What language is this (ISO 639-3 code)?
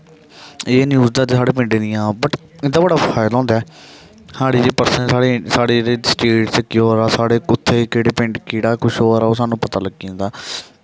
doi